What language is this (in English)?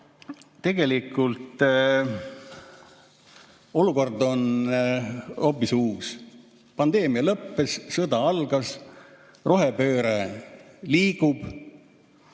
Estonian